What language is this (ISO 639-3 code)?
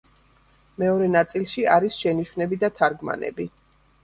kat